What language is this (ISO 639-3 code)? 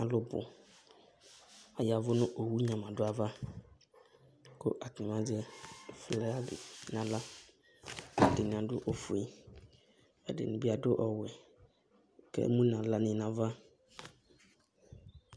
kpo